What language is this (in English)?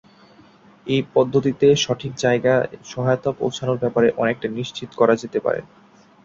Bangla